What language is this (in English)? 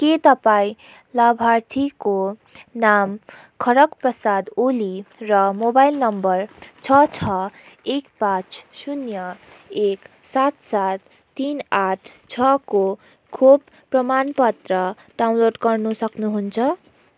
Nepali